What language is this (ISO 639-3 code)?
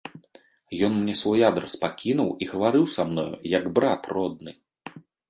bel